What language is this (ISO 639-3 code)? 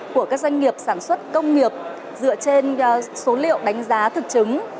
vie